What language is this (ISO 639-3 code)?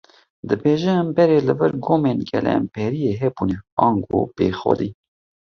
kur